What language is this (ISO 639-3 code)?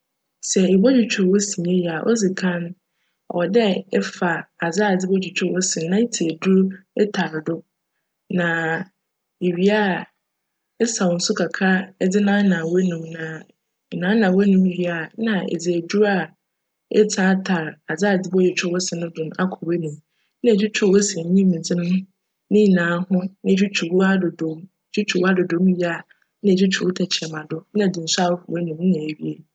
aka